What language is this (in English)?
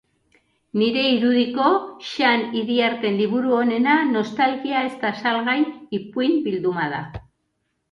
Basque